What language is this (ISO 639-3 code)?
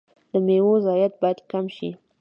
pus